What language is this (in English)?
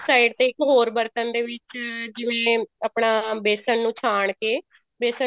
Punjabi